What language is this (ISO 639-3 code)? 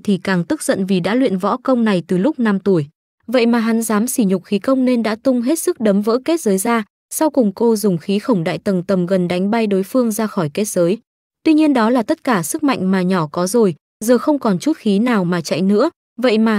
vie